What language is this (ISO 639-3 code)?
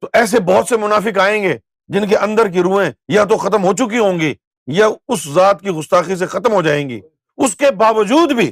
urd